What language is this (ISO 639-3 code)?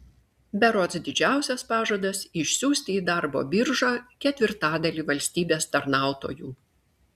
lit